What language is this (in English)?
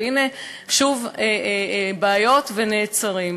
Hebrew